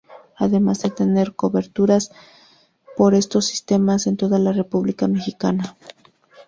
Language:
Spanish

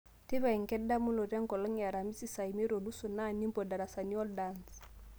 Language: Masai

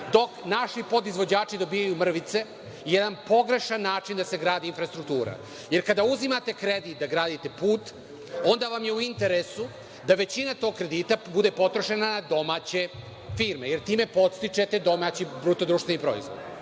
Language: Serbian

